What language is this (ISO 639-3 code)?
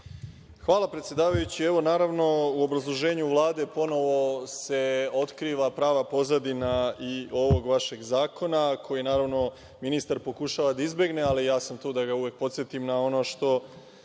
srp